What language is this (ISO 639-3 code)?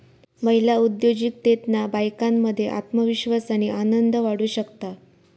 mar